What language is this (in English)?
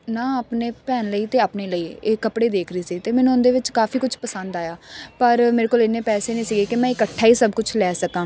Punjabi